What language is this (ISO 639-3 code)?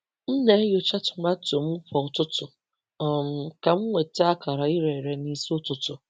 ibo